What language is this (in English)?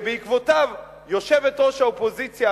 Hebrew